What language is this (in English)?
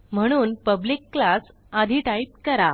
Marathi